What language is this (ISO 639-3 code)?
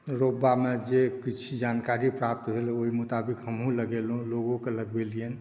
mai